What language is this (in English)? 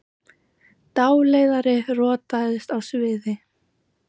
Icelandic